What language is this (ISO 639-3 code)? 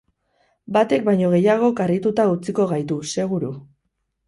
eus